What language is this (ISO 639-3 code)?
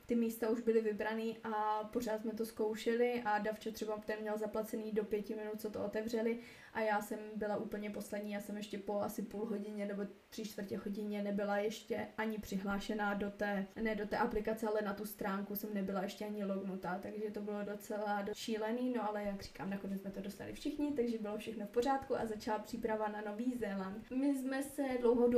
ces